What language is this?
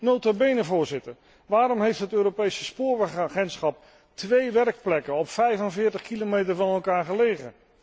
Dutch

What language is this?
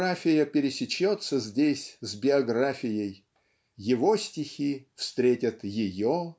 Russian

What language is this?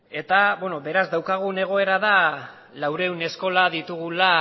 Basque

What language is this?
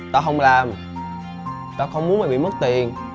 Vietnamese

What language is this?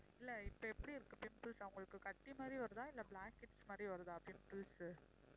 Tamil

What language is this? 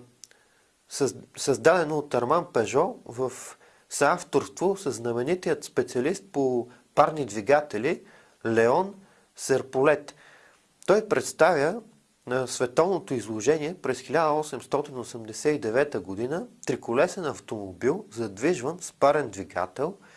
Dutch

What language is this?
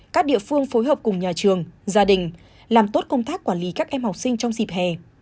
Vietnamese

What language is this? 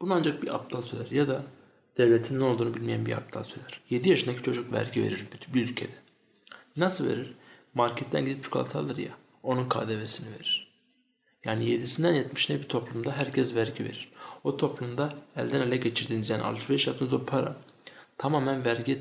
Turkish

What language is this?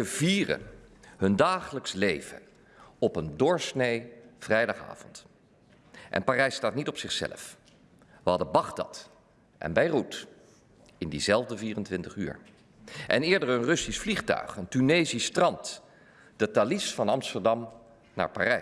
Dutch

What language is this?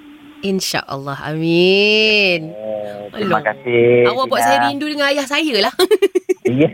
Malay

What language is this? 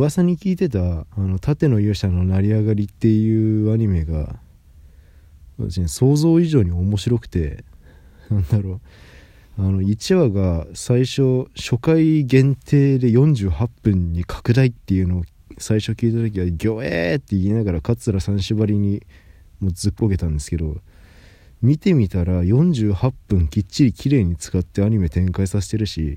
Japanese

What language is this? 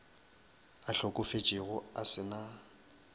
Northern Sotho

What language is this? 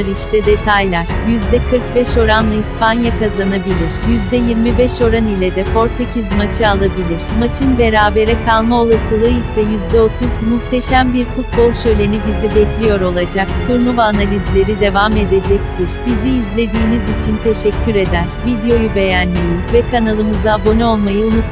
Turkish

